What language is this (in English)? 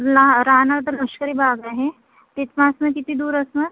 Marathi